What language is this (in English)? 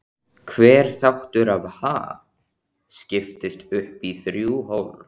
Icelandic